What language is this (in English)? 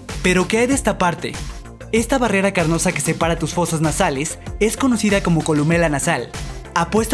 Spanish